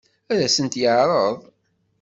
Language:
Kabyle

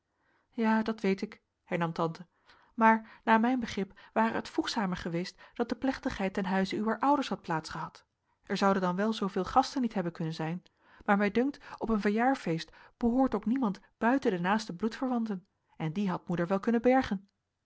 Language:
Dutch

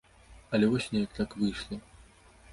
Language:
Belarusian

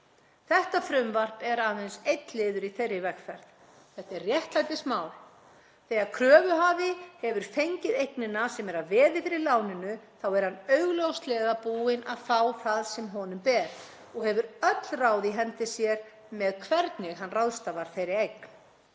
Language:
Icelandic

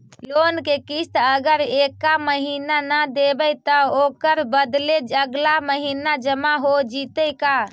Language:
Magahi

